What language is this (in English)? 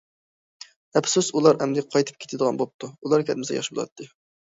Uyghur